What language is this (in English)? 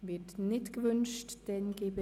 Swiss German